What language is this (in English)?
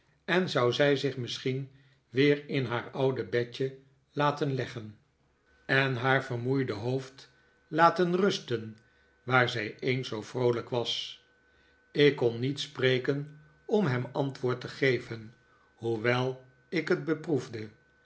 Dutch